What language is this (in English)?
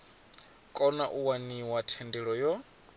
Venda